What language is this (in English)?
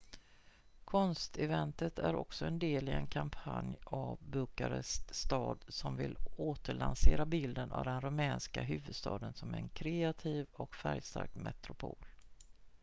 Swedish